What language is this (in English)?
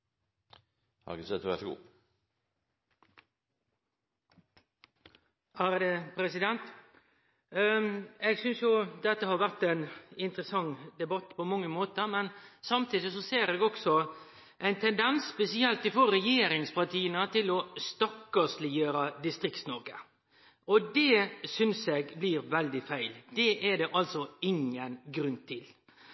Norwegian